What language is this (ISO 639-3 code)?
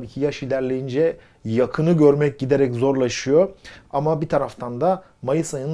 tur